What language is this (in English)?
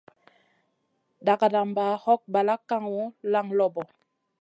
Masana